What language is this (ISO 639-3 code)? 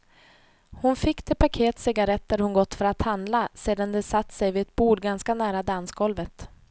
swe